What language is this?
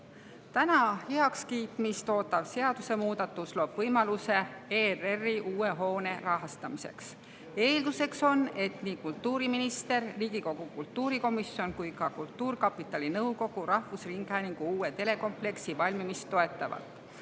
Estonian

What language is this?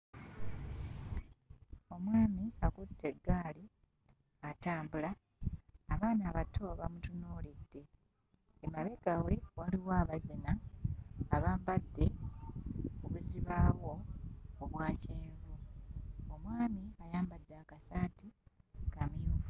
Ganda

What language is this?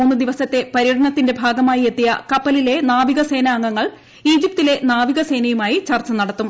Malayalam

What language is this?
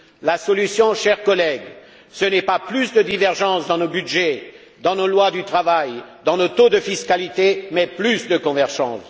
French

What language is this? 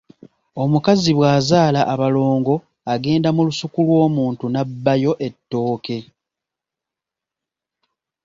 Ganda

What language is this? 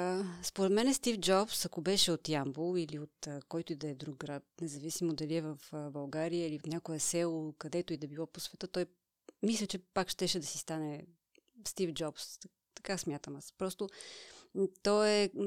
Bulgarian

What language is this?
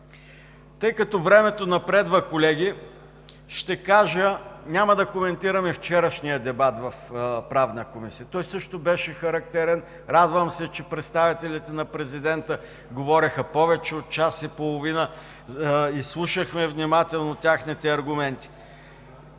Bulgarian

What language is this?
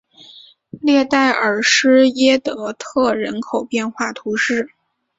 Chinese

